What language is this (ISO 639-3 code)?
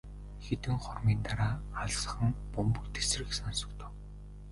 mon